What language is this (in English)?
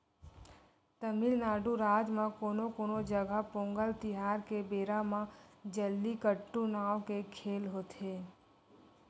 Chhattisgarhi